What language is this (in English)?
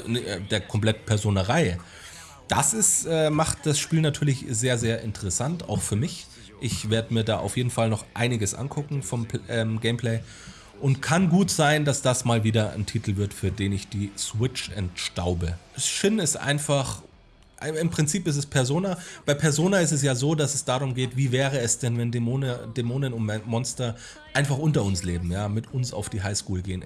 German